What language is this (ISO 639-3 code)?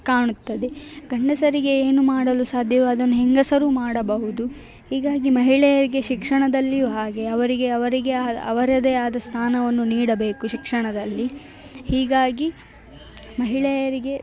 kan